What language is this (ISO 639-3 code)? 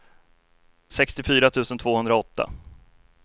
swe